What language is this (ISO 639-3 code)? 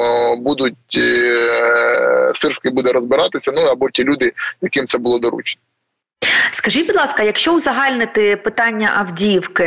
ukr